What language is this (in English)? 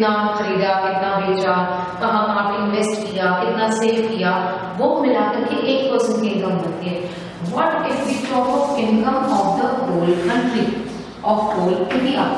Korean